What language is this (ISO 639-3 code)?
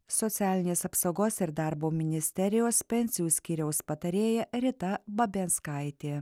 lit